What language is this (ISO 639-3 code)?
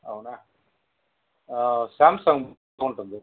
tel